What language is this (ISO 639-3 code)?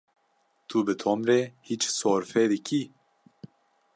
kur